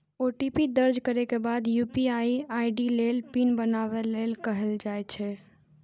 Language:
Maithili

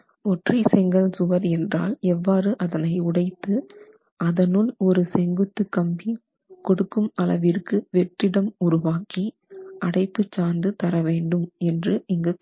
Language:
Tamil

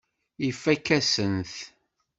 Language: Kabyle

